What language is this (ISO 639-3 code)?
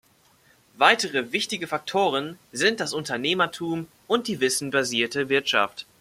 deu